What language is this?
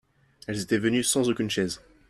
French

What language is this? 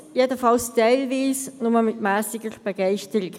Swiss German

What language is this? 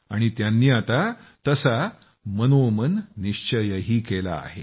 Marathi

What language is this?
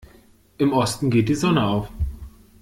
German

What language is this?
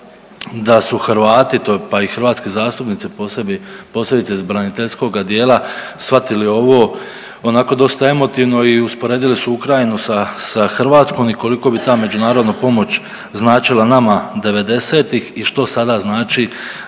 Croatian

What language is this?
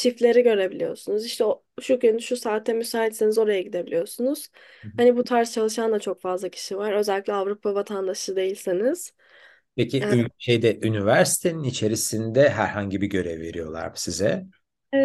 Turkish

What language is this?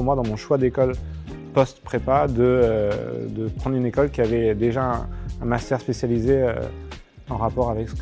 French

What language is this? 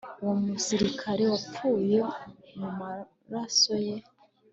Kinyarwanda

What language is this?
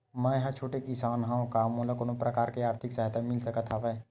Chhattisgarhi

